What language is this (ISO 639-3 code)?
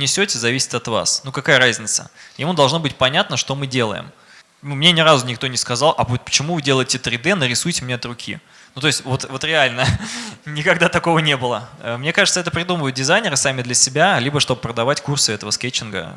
rus